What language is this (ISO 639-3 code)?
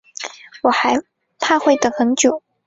zho